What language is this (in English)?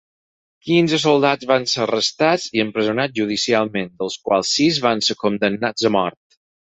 Catalan